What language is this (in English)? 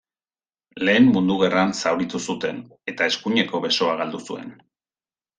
Basque